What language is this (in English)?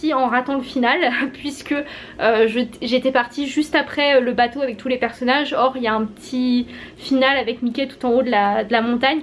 French